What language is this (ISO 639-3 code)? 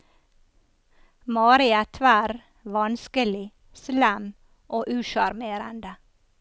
nor